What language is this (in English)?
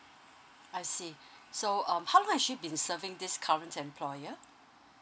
English